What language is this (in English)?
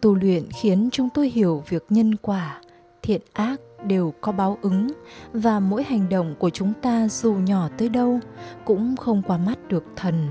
Vietnamese